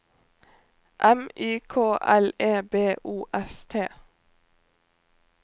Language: Norwegian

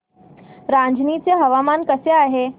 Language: Marathi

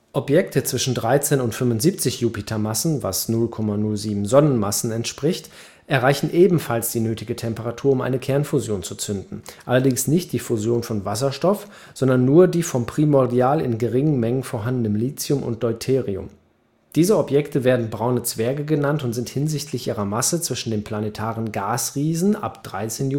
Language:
German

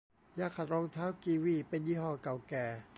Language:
Thai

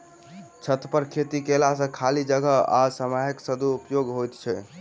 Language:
Maithili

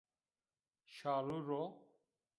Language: Zaza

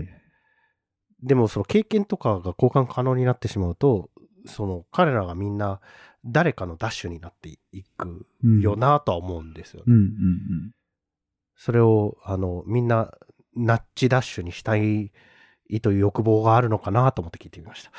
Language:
Japanese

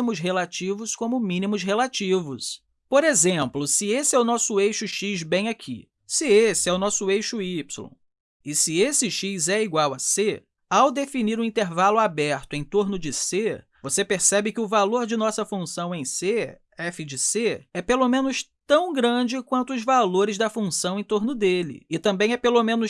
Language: Portuguese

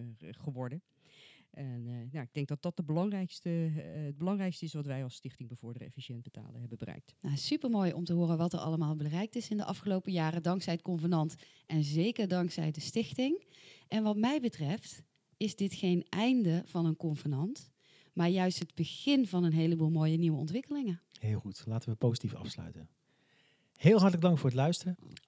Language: Dutch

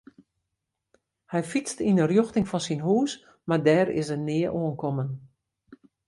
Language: Western Frisian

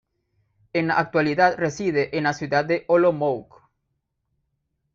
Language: Spanish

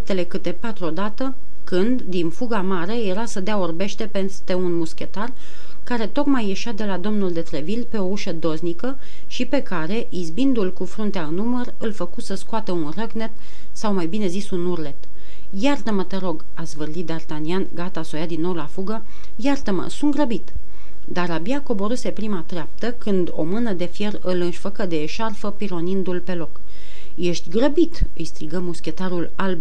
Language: Romanian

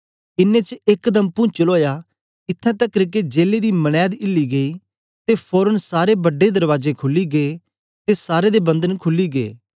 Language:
Dogri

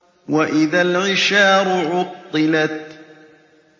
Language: Arabic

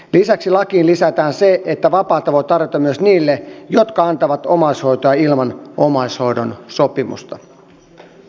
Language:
Finnish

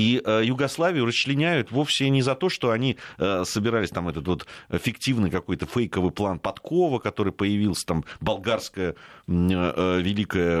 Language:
Russian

